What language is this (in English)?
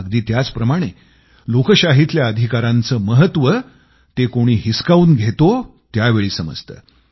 Marathi